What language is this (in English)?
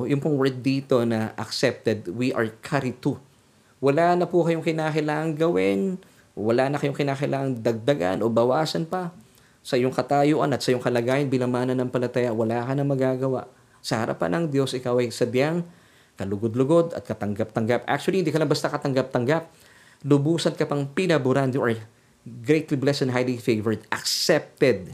Filipino